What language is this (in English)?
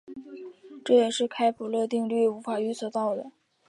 Chinese